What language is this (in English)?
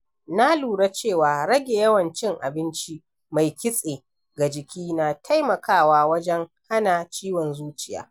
Hausa